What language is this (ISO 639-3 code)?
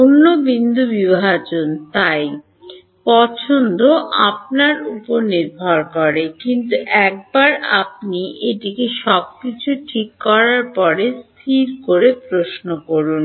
ben